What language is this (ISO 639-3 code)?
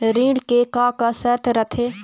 hne